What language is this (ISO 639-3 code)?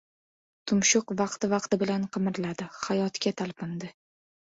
uzb